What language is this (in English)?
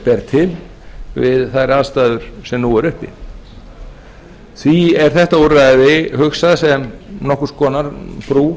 Icelandic